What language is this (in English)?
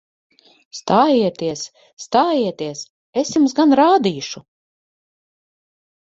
Latvian